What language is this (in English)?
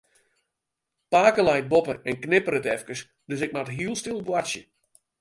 Western Frisian